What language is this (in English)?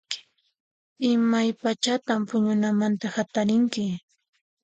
Puno Quechua